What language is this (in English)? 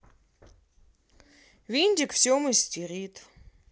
Russian